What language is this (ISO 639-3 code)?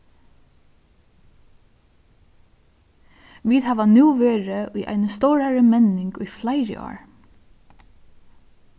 fao